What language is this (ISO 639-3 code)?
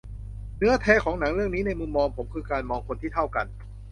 tha